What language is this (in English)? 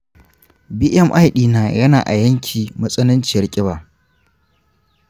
Hausa